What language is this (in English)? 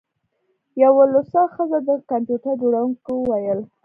Pashto